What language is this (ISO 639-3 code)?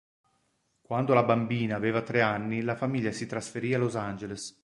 ita